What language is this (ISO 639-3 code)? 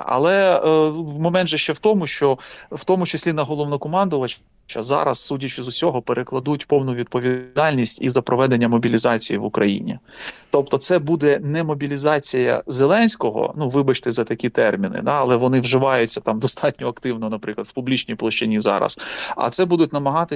ukr